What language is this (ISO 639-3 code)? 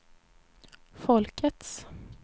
swe